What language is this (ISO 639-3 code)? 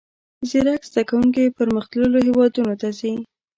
pus